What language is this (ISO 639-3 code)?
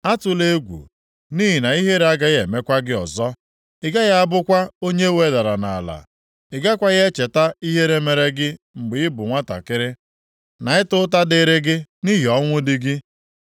ibo